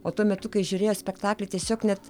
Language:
Lithuanian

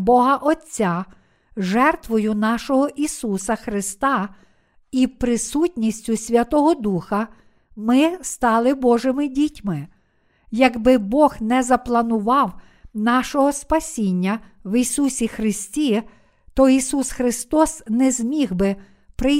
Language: Ukrainian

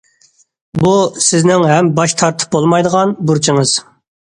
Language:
Uyghur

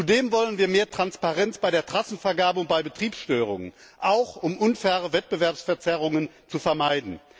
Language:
German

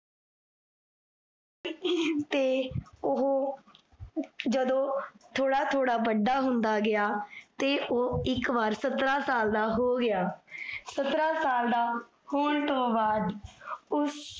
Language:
Punjabi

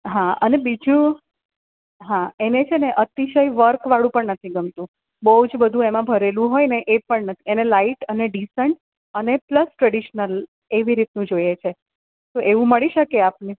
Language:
Gujarati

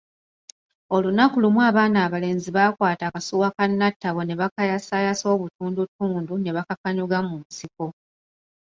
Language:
Ganda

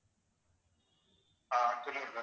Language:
Tamil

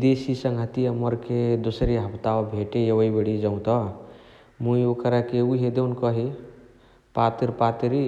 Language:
Chitwania Tharu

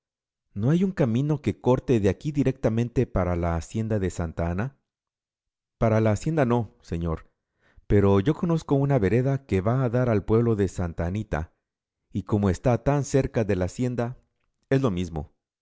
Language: Spanish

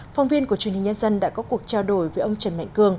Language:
Vietnamese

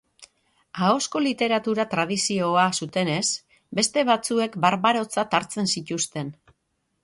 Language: Basque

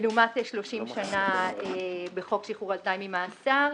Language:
Hebrew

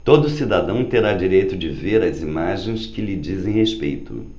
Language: Portuguese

